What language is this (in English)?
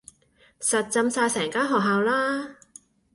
Cantonese